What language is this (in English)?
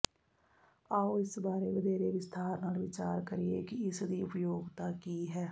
Punjabi